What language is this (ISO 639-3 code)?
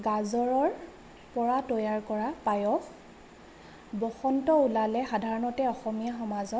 asm